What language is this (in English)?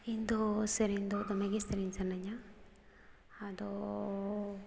Santali